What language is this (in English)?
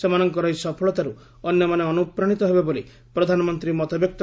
Odia